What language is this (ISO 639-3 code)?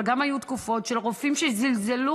heb